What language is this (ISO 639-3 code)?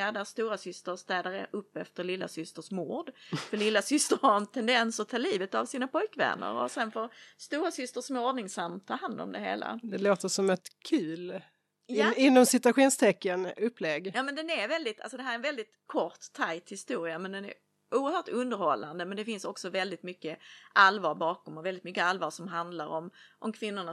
swe